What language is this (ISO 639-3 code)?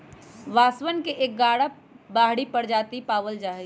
mag